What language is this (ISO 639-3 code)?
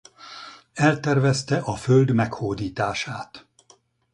hun